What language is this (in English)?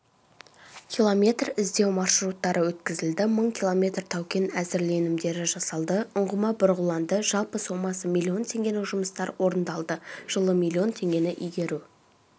Kazakh